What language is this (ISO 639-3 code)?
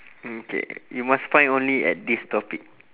eng